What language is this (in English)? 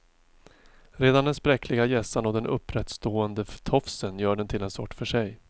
Swedish